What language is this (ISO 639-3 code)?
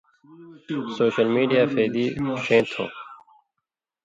mvy